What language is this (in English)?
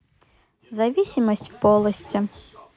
Russian